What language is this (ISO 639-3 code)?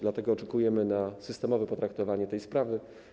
pol